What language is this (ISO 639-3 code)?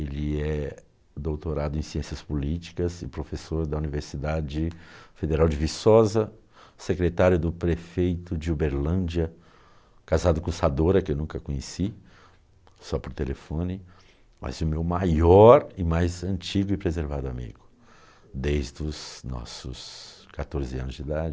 por